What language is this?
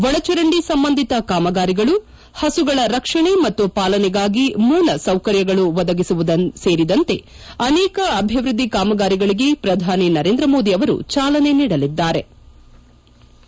Kannada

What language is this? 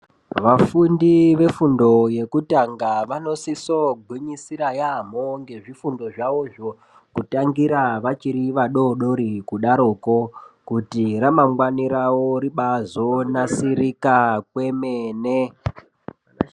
Ndau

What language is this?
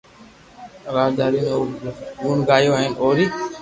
Loarki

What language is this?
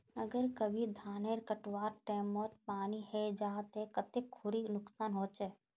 Magahi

